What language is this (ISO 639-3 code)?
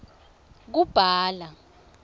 ssw